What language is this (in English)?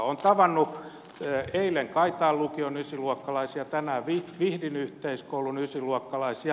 Finnish